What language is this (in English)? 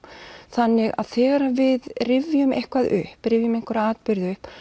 Icelandic